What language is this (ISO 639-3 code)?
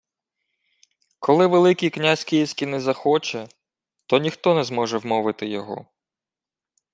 ukr